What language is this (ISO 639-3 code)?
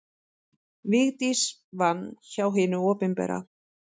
isl